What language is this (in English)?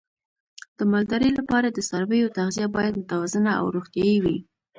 Pashto